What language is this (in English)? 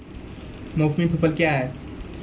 Maithili